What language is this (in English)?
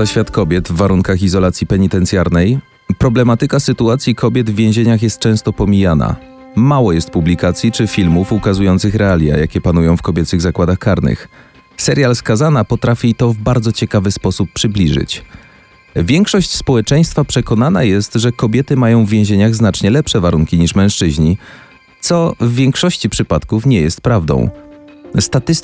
Polish